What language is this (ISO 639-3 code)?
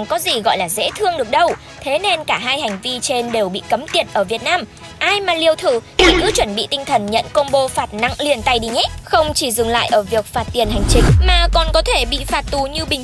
vie